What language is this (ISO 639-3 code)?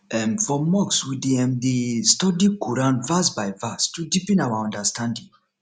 pcm